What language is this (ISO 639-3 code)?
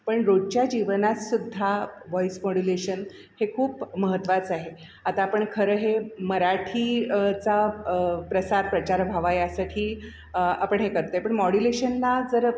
mar